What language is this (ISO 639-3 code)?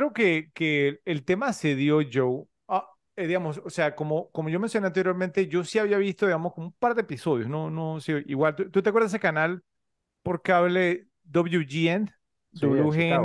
spa